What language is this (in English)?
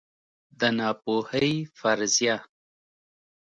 Pashto